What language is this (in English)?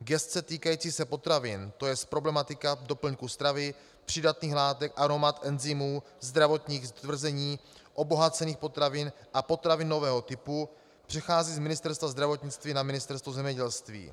Czech